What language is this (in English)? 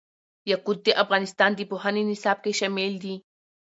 Pashto